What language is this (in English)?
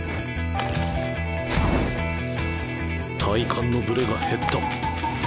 Japanese